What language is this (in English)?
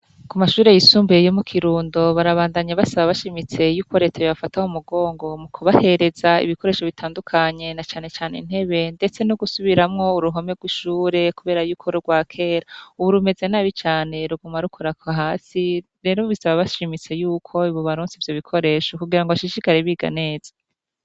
Rundi